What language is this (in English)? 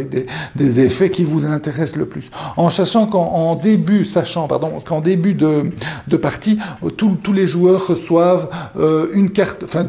French